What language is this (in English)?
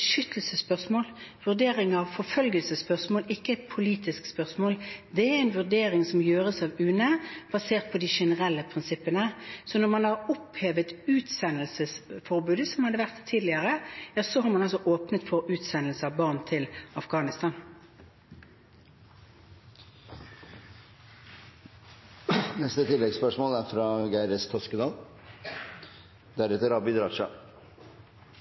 Norwegian